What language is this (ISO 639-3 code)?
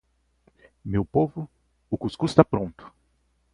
por